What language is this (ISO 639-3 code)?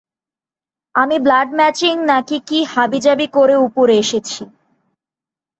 ben